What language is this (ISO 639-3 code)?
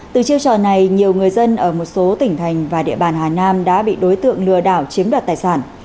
vie